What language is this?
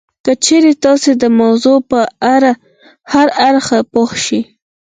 Pashto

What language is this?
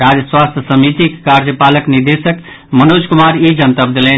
Maithili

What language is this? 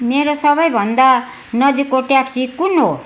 Nepali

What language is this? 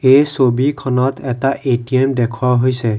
Assamese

